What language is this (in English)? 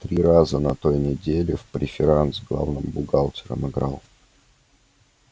Russian